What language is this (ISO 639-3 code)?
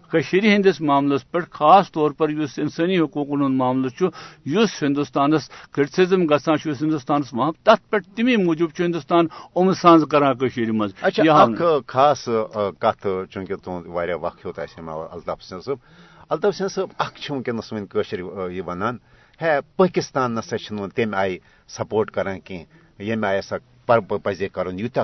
urd